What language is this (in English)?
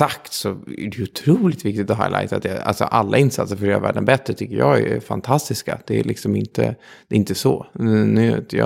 Swedish